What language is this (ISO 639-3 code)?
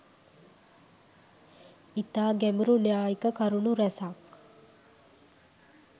sin